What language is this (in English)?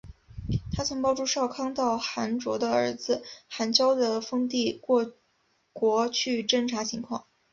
Chinese